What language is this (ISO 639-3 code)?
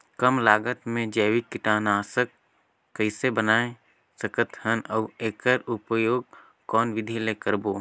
hne